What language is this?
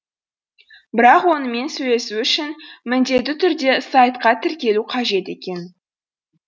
Kazakh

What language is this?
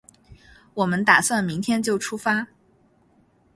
Chinese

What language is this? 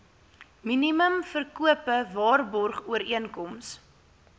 Afrikaans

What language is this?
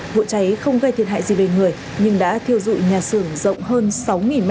Vietnamese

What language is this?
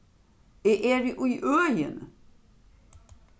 Faroese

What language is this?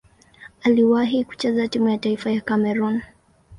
Swahili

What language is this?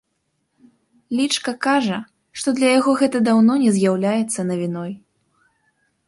Belarusian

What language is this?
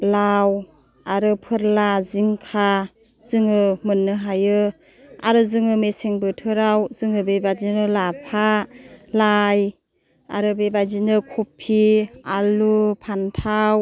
Bodo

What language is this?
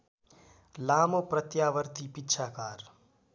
Nepali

